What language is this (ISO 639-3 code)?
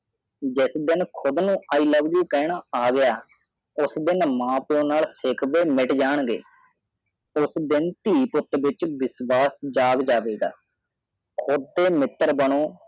pan